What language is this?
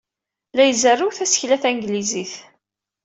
Kabyle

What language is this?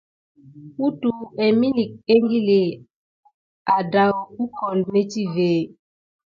Gidar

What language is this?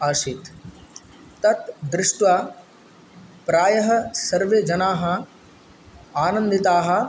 Sanskrit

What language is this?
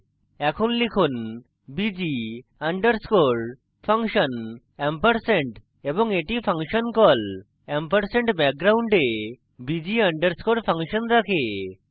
Bangla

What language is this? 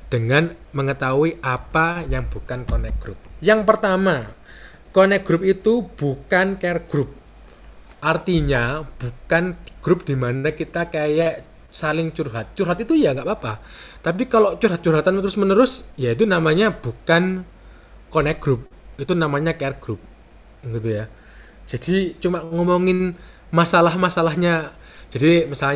Indonesian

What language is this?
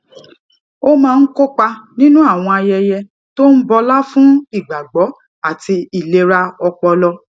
Yoruba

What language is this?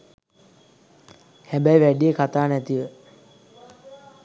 Sinhala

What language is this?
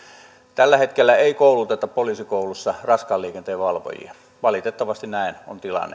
Finnish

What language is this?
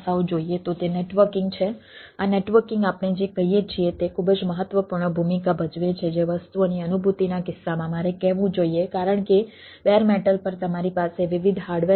Gujarati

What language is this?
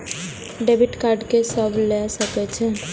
Maithili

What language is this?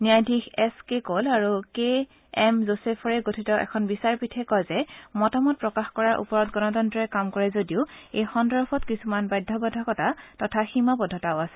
Assamese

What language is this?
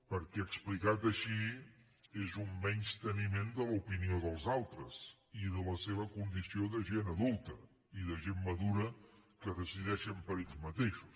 Catalan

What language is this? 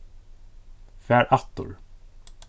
Faroese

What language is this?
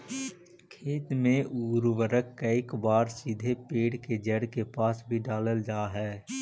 Magahi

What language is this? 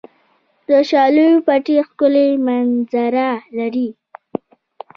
Pashto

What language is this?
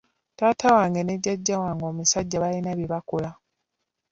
Ganda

